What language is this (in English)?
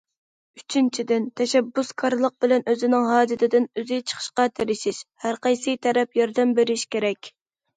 Uyghur